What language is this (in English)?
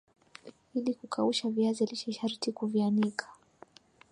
Swahili